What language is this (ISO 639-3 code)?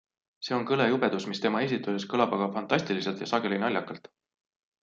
est